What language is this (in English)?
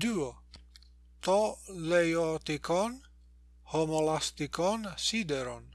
Greek